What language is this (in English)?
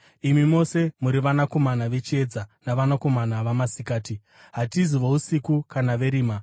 Shona